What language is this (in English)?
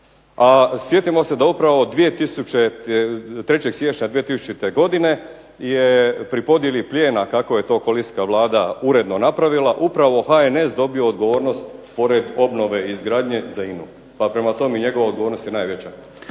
Croatian